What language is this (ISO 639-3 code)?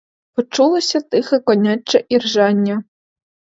ukr